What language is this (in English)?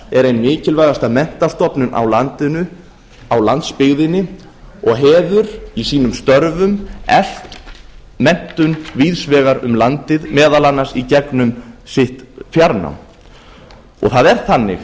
Icelandic